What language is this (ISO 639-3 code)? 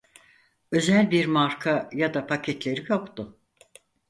tur